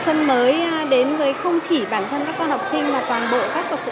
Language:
Vietnamese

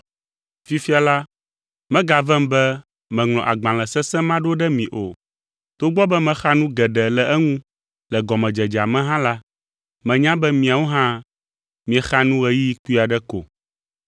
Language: Ewe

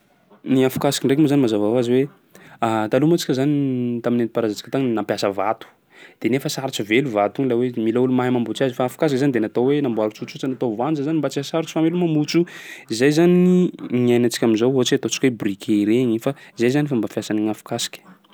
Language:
Sakalava Malagasy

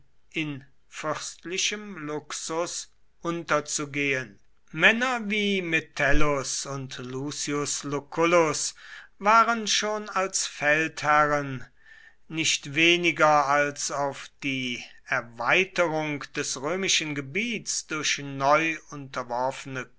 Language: German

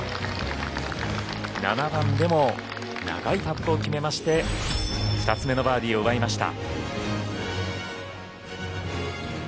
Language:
Japanese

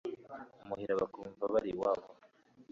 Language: Kinyarwanda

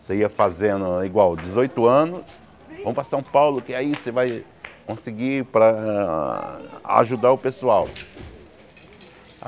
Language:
Portuguese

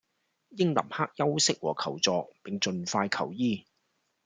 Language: Cantonese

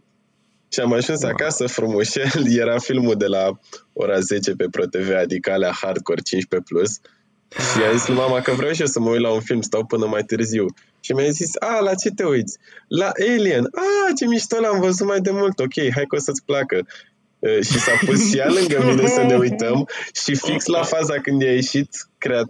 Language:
Romanian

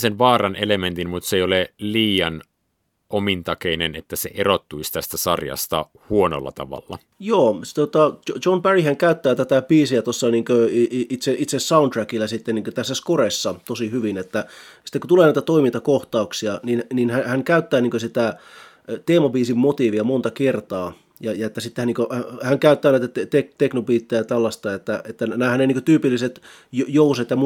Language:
Finnish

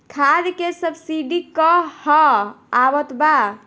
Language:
Bhojpuri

